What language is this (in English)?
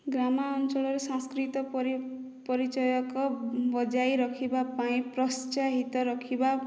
Odia